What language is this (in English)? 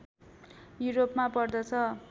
Nepali